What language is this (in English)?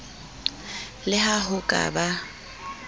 Southern Sotho